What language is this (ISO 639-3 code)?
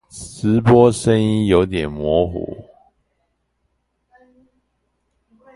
zho